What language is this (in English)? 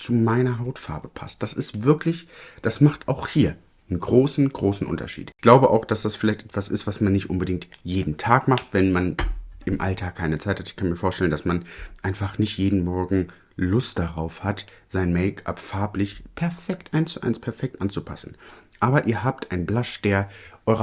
German